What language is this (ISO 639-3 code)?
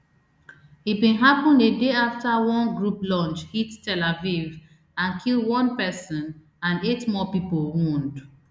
pcm